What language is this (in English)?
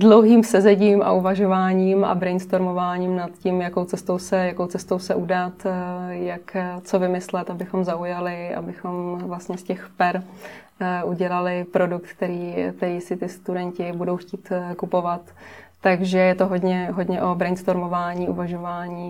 Czech